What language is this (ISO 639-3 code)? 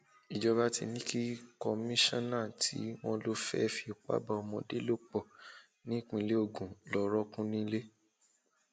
yor